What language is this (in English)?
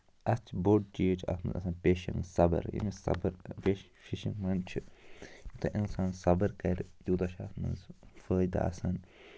Kashmiri